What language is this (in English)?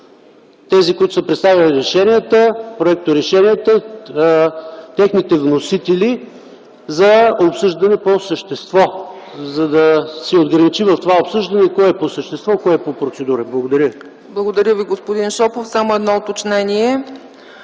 Bulgarian